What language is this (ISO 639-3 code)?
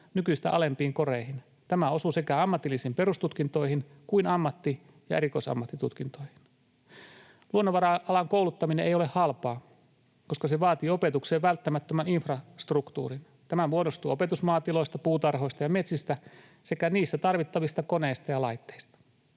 fin